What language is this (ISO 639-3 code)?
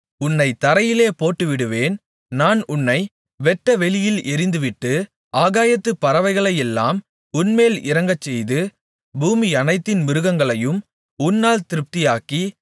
tam